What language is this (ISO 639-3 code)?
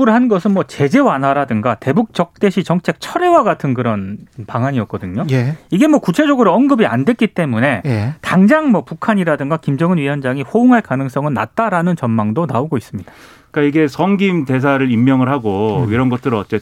kor